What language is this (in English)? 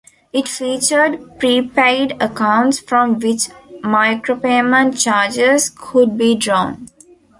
English